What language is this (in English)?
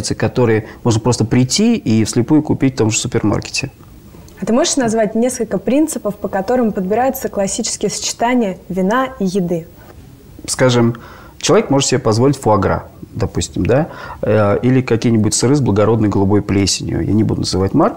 Russian